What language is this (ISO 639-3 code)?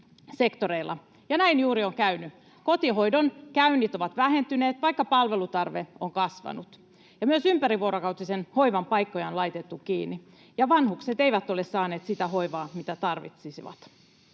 fin